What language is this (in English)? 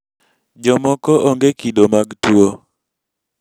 Luo (Kenya and Tanzania)